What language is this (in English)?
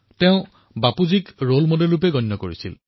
Assamese